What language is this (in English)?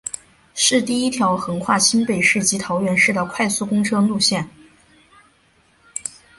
Chinese